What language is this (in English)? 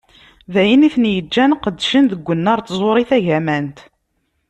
Kabyle